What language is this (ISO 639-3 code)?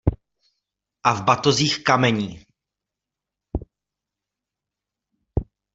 ces